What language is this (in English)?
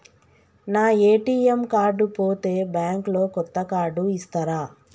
Telugu